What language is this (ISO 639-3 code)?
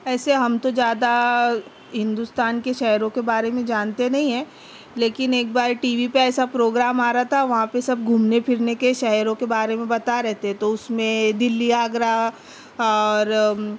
urd